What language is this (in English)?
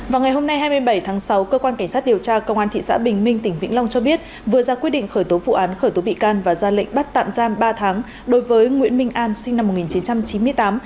Vietnamese